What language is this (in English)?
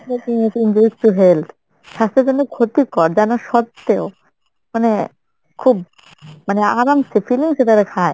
Bangla